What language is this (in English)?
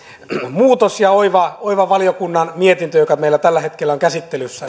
Finnish